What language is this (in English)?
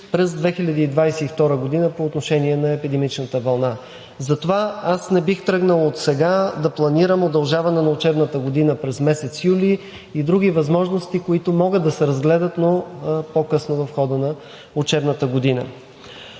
Bulgarian